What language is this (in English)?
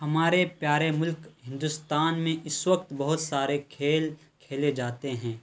Urdu